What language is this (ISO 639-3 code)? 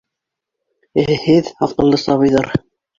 bak